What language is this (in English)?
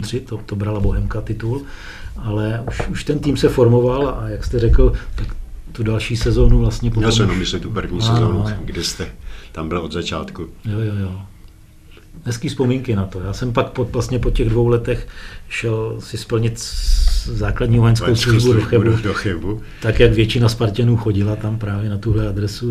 Czech